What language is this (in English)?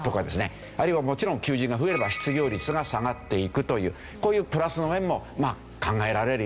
Japanese